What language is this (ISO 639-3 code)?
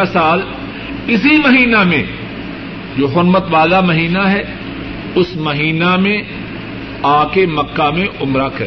urd